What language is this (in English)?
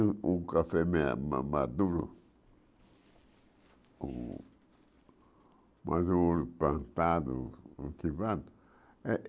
Portuguese